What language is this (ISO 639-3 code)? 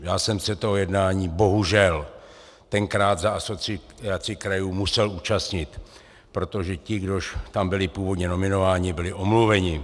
ces